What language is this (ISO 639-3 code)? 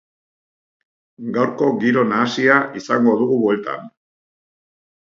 eus